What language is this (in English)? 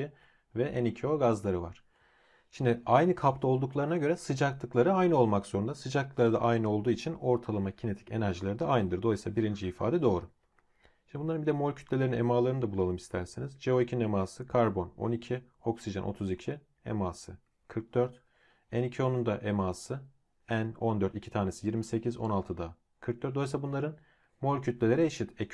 Turkish